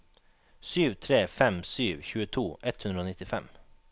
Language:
Norwegian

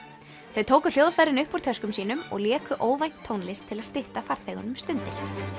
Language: Icelandic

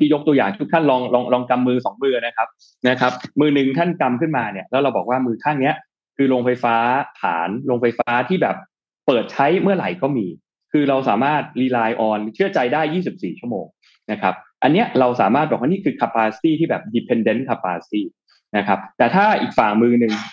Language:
Thai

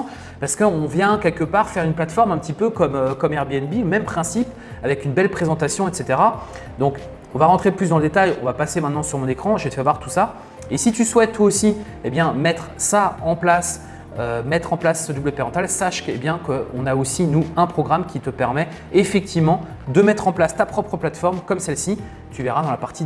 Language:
French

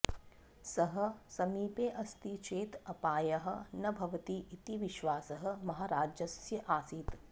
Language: Sanskrit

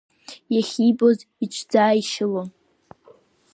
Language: Abkhazian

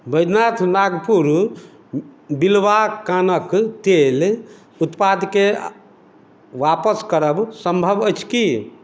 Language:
Maithili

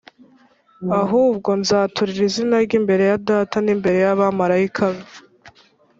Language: Kinyarwanda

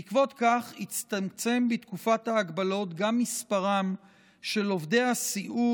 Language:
Hebrew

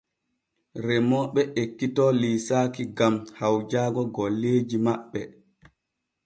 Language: Borgu Fulfulde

